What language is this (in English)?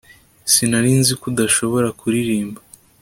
Kinyarwanda